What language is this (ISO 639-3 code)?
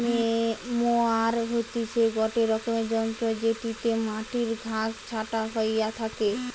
ben